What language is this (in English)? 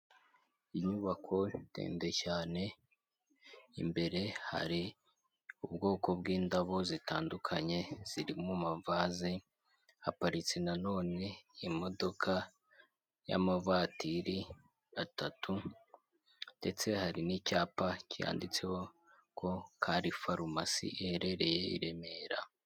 Kinyarwanda